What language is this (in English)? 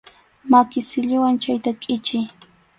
Arequipa-La Unión Quechua